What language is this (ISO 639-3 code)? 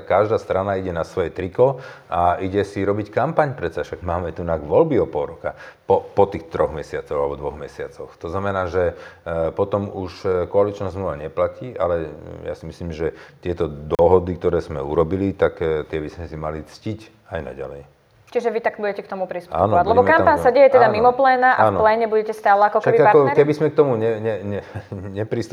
slk